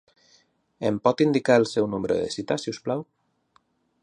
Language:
Catalan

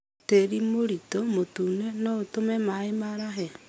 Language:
Kikuyu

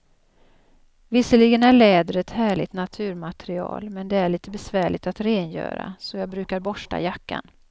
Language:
Swedish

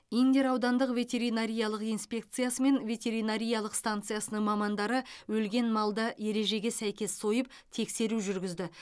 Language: Kazakh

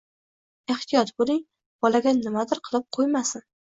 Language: Uzbek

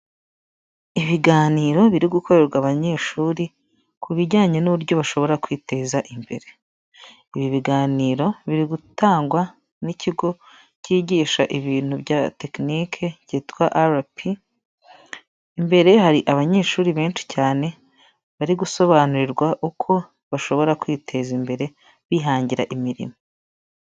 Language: Kinyarwanda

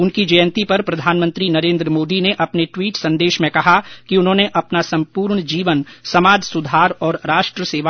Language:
Hindi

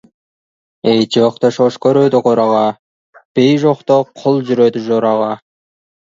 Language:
Kazakh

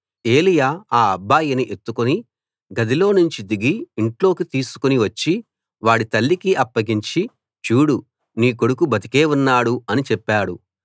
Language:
Telugu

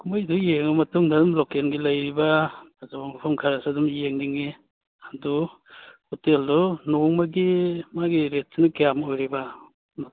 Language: Manipuri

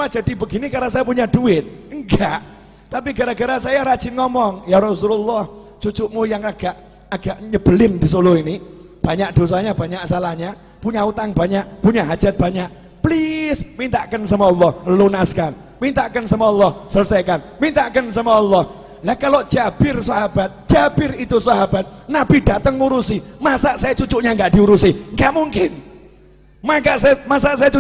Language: Indonesian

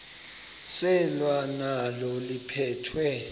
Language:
Xhosa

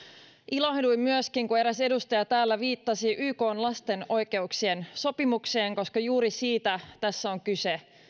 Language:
Finnish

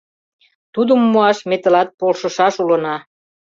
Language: Mari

